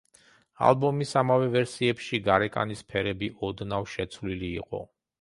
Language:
Georgian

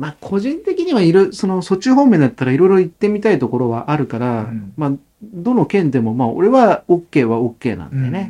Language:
Japanese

